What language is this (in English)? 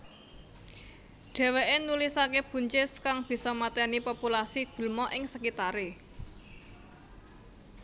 Javanese